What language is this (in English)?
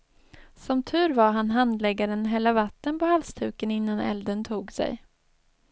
Swedish